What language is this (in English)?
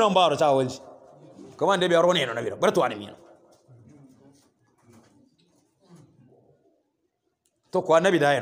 Arabic